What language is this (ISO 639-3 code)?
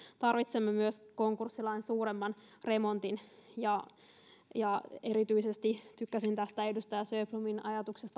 fin